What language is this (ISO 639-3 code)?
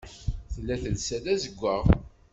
kab